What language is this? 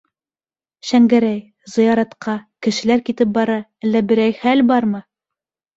Bashkir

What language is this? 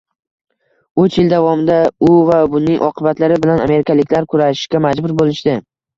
Uzbek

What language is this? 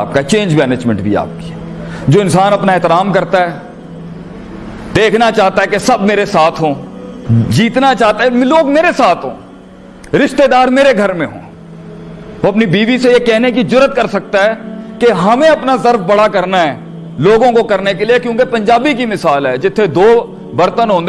Urdu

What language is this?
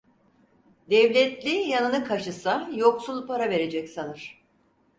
Turkish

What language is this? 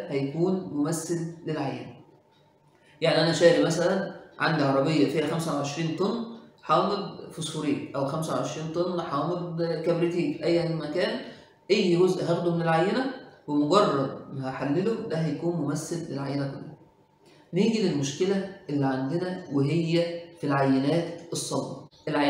Arabic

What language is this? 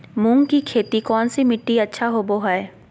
Magahi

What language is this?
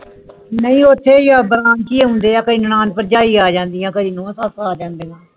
Punjabi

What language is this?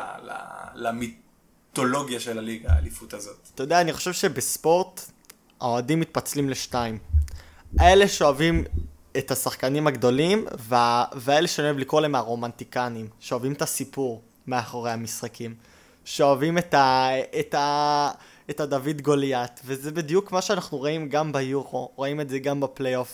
Hebrew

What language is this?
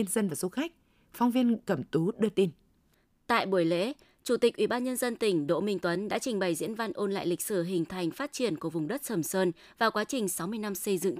Vietnamese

